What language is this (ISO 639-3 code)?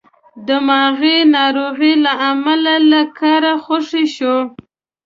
pus